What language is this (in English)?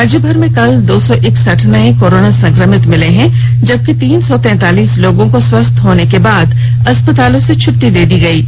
Hindi